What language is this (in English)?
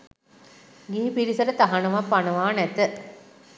Sinhala